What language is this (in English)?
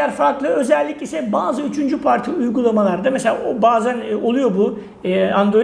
Turkish